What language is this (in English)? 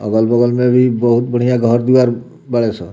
Bhojpuri